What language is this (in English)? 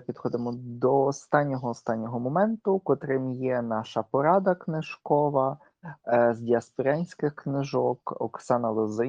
Ukrainian